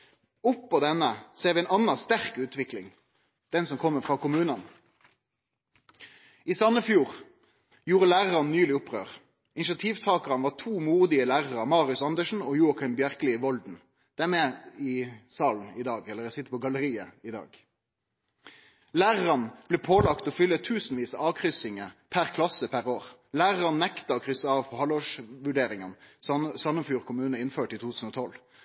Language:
Norwegian Nynorsk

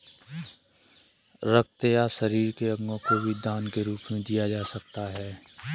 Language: Hindi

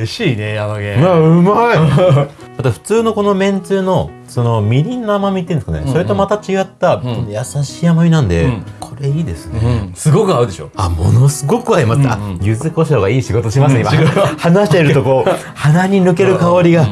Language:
Japanese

